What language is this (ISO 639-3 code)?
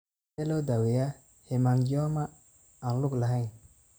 som